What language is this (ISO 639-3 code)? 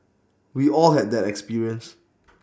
eng